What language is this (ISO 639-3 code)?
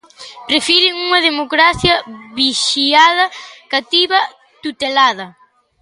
glg